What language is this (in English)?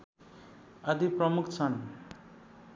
Nepali